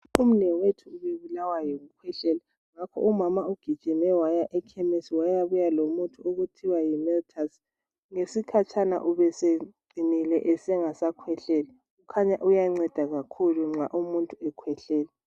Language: North Ndebele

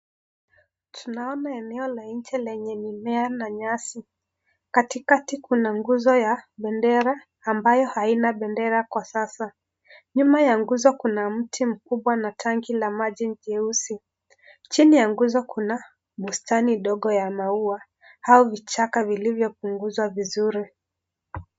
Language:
Swahili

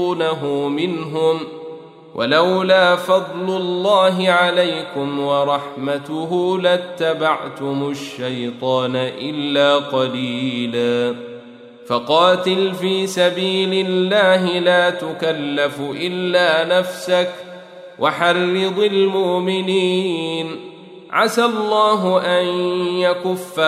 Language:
Arabic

